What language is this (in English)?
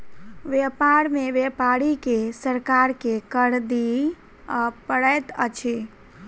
Maithili